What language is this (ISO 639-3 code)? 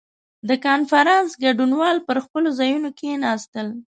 pus